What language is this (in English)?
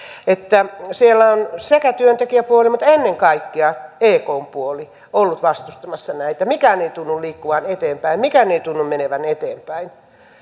Finnish